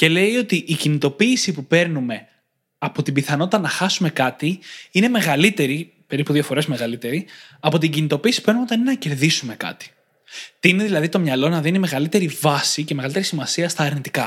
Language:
Greek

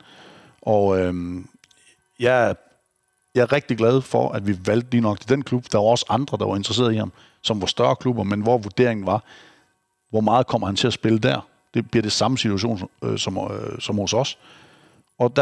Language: Danish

